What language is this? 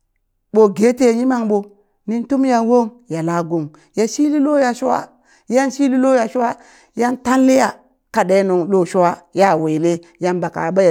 Burak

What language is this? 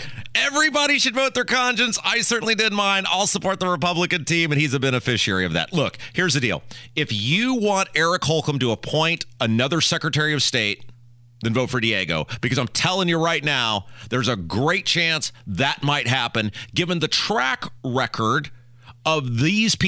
English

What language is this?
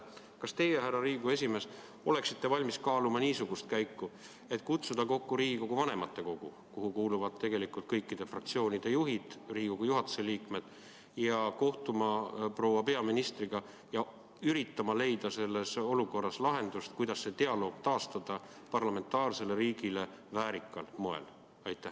Estonian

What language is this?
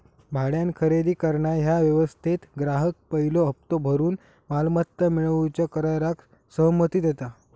Marathi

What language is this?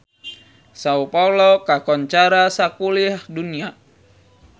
Sundanese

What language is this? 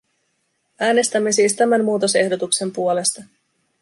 Finnish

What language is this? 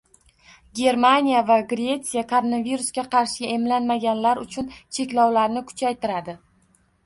Uzbek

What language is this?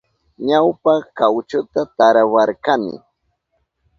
Southern Pastaza Quechua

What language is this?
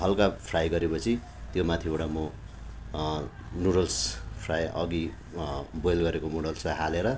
Nepali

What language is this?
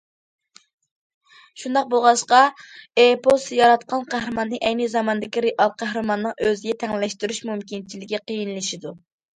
Uyghur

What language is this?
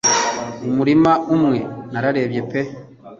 Kinyarwanda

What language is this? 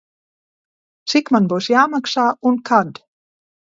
Latvian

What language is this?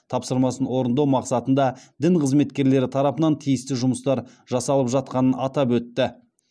Kazakh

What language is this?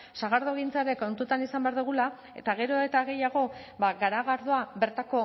Basque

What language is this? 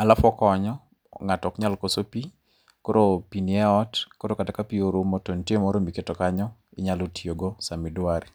Luo (Kenya and Tanzania)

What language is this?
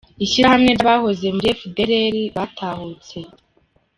Kinyarwanda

